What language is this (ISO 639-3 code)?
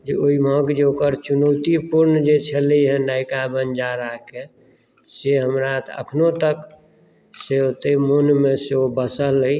mai